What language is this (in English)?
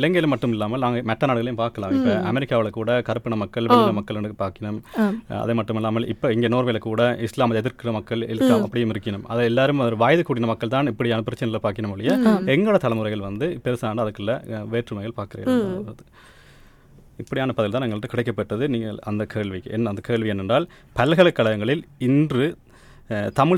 Tamil